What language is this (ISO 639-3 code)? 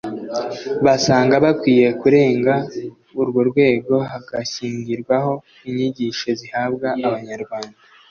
kin